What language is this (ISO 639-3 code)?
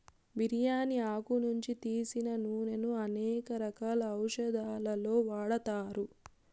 tel